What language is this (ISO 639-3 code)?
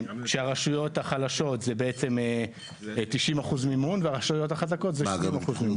heb